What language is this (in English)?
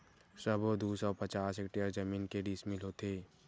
Chhattisgarhi